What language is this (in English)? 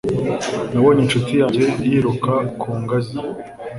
Kinyarwanda